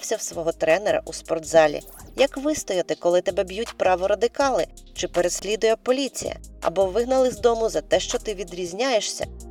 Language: Ukrainian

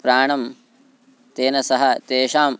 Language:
Sanskrit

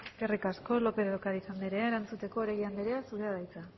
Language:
Basque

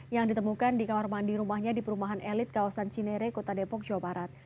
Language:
Indonesian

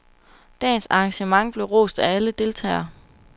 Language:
Danish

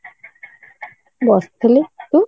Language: Odia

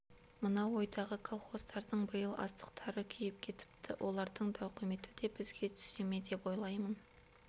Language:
Kazakh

